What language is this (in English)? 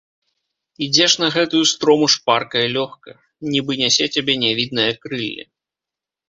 Belarusian